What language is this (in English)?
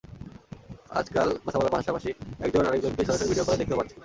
Bangla